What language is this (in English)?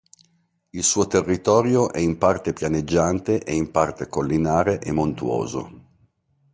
Italian